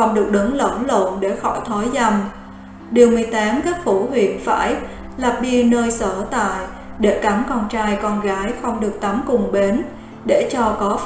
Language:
Vietnamese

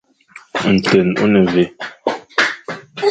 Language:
Fang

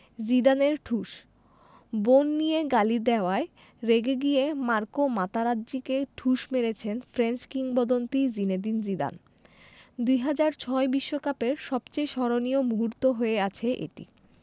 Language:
Bangla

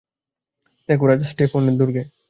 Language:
Bangla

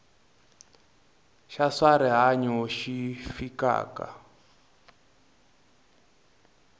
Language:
Tsonga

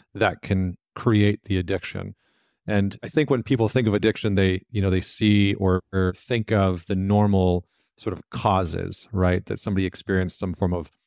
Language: English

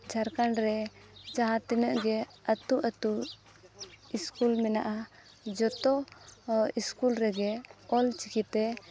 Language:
Santali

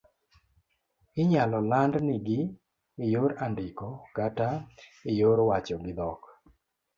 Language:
Luo (Kenya and Tanzania)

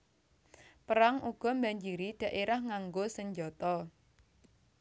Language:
Javanese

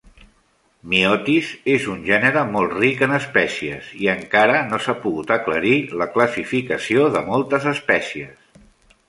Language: Catalan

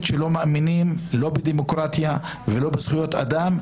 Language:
Hebrew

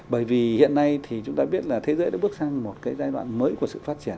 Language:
Vietnamese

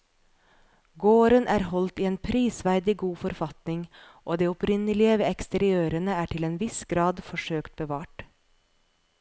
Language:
Norwegian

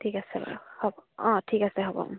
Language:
Assamese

